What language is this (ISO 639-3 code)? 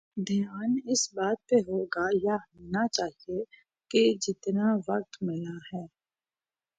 urd